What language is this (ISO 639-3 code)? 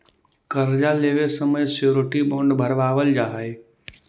mag